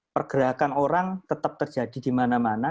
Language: Indonesian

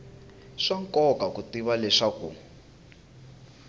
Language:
Tsonga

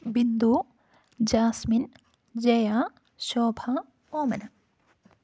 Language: Malayalam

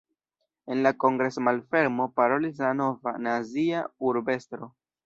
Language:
Esperanto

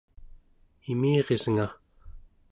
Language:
Central Yupik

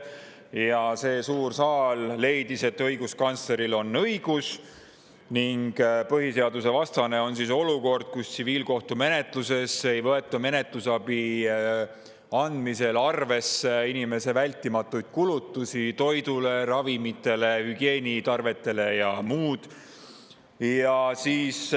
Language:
Estonian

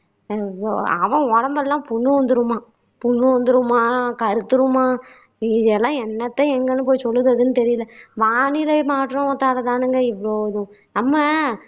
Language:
Tamil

